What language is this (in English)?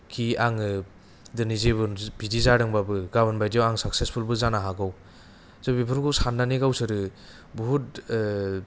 Bodo